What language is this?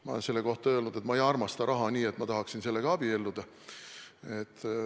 Estonian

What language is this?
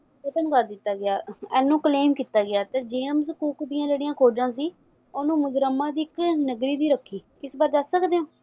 Punjabi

